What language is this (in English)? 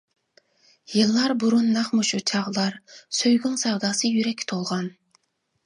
Uyghur